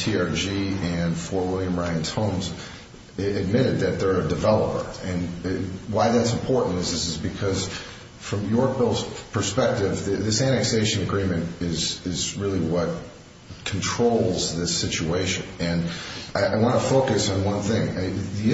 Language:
English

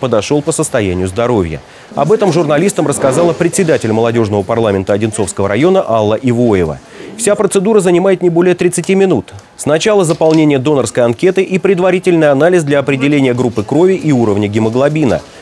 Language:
Russian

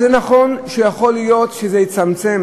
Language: Hebrew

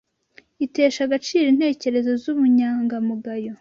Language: Kinyarwanda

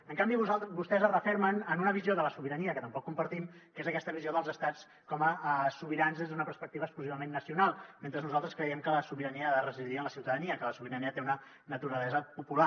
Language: Catalan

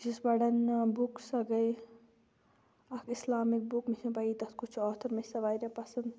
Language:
Kashmiri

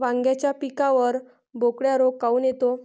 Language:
Marathi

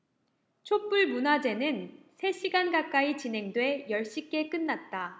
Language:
Korean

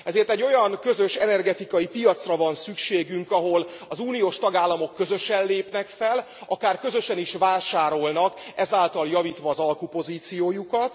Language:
Hungarian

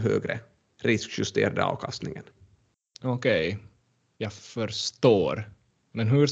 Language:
Swedish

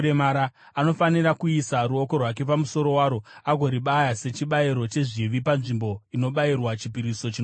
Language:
Shona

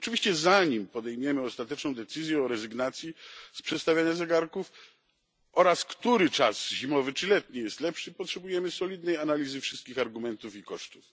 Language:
Polish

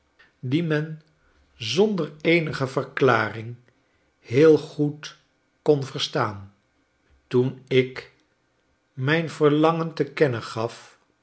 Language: Dutch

